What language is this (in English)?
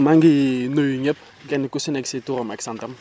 Wolof